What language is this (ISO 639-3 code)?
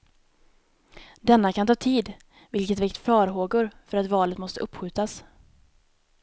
swe